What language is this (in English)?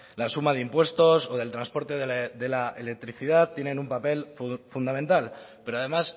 Spanish